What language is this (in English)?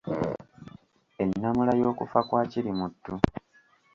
Ganda